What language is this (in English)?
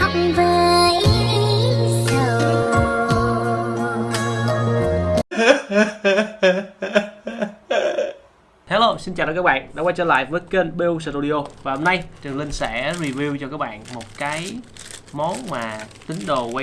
Vietnamese